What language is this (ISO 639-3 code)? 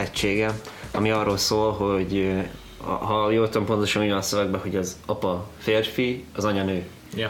hun